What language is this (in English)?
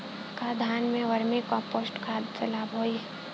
Bhojpuri